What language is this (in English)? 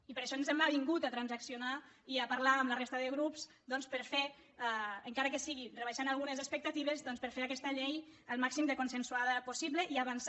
Catalan